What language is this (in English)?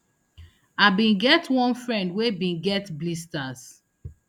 Nigerian Pidgin